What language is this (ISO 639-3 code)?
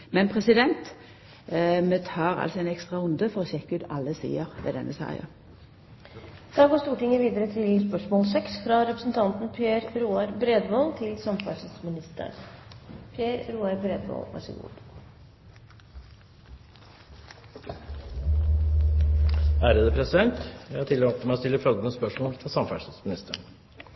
nor